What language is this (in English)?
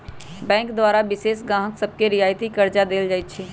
Magahi